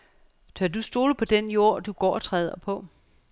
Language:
Danish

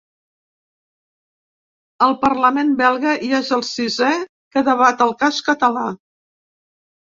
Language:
Catalan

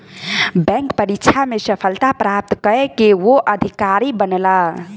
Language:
Maithili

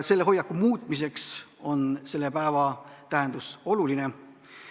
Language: Estonian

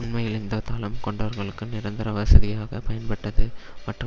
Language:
Tamil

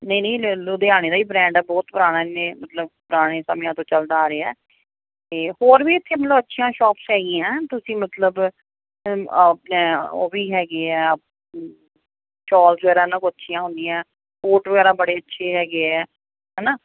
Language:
Punjabi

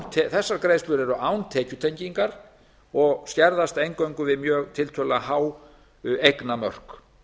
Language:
Icelandic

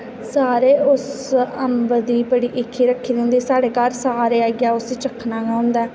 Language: Dogri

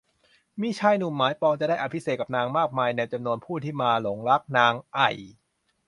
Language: Thai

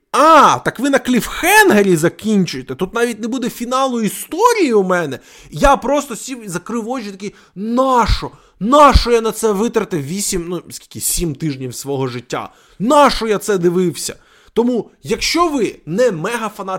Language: Ukrainian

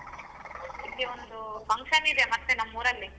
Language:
Kannada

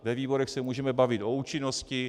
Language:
Czech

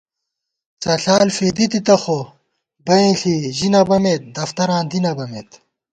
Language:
Gawar-Bati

